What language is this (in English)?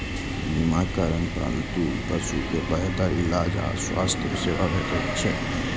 Maithili